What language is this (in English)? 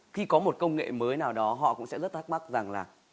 Vietnamese